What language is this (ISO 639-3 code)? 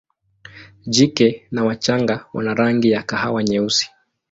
swa